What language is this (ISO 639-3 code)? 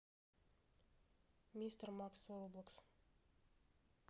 rus